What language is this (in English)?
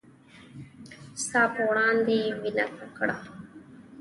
Pashto